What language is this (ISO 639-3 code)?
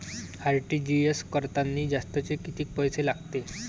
mar